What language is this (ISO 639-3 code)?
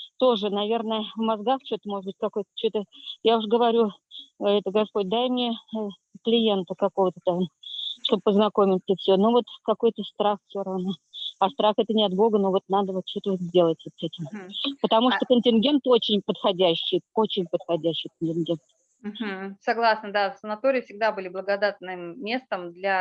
rus